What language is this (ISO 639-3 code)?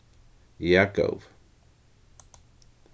fao